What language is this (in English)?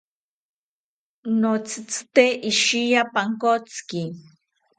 South Ucayali Ashéninka